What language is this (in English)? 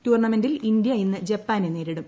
Malayalam